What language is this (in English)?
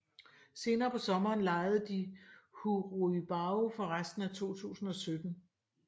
Danish